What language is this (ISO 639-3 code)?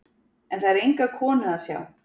isl